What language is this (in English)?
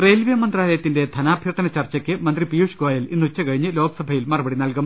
Malayalam